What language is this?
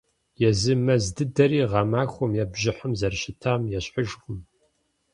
Kabardian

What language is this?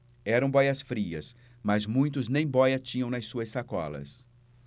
Portuguese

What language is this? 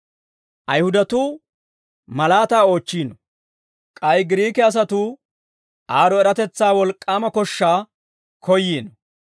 Dawro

